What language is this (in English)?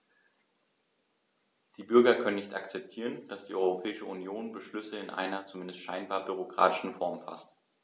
German